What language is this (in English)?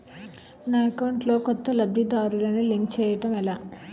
Telugu